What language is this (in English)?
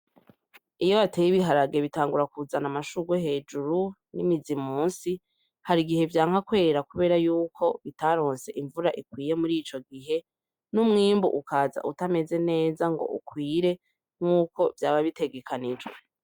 Rundi